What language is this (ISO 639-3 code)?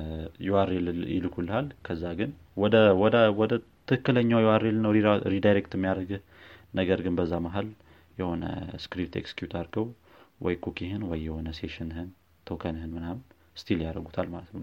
amh